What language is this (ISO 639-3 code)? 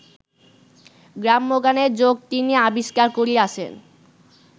ben